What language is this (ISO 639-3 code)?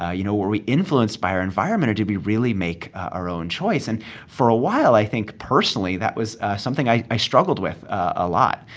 eng